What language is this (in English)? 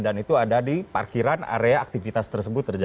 Indonesian